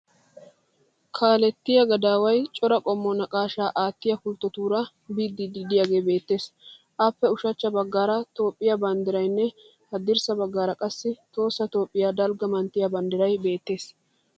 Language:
Wolaytta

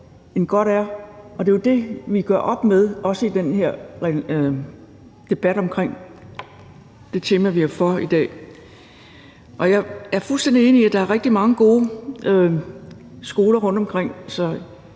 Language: Danish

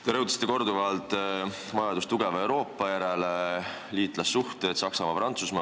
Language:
Estonian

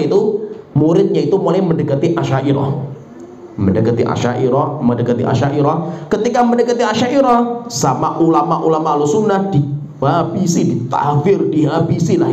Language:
Indonesian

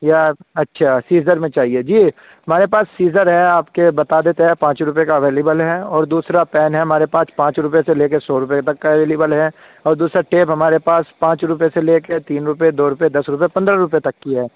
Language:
Urdu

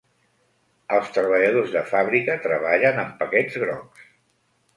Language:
Catalan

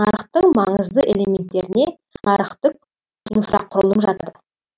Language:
Kazakh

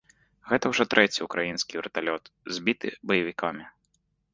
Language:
Belarusian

